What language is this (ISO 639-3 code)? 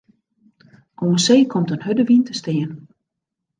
fry